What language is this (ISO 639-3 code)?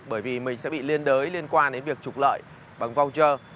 vie